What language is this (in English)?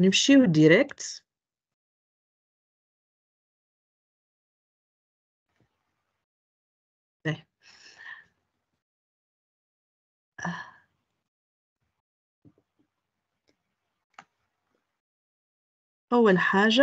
Arabic